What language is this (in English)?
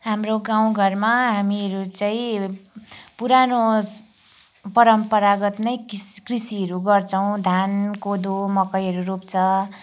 Nepali